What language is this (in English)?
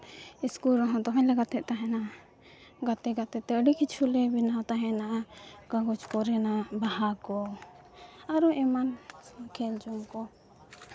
Santali